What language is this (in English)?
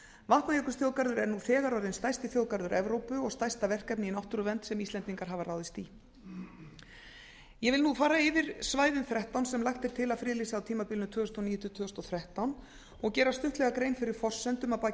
Icelandic